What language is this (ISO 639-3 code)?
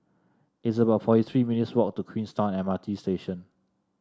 eng